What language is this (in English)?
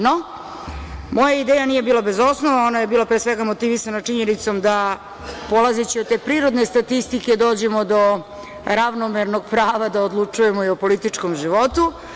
Serbian